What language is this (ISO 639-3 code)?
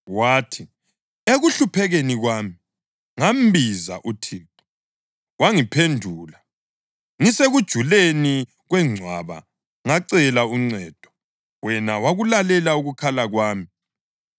nde